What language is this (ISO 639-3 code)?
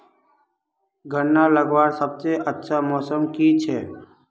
mag